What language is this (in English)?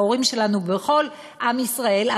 Hebrew